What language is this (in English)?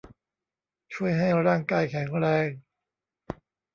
Thai